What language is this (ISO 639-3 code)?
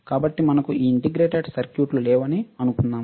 tel